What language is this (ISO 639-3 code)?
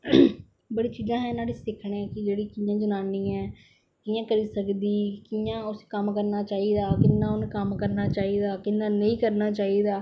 doi